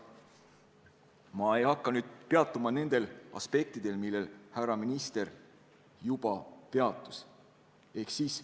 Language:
Estonian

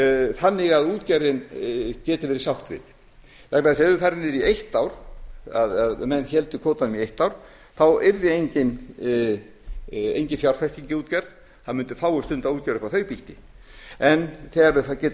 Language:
Icelandic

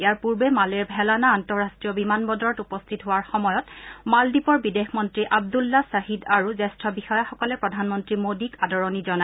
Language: Assamese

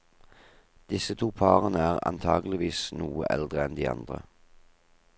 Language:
Norwegian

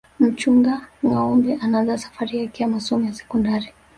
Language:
Swahili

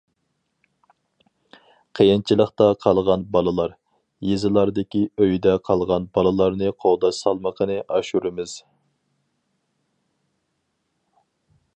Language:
Uyghur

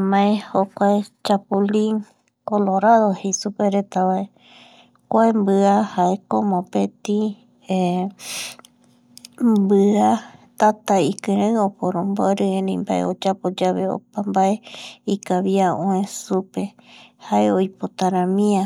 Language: Eastern Bolivian Guaraní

